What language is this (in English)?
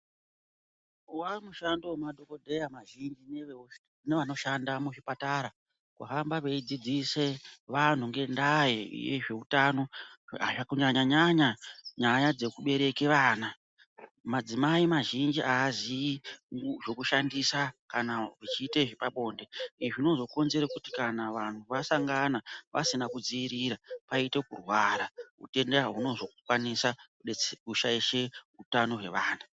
Ndau